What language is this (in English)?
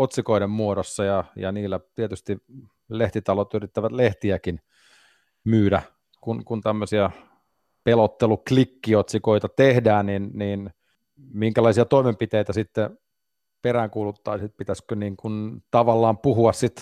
Finnish